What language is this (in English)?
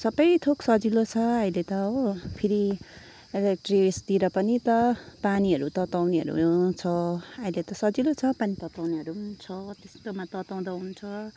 Nepali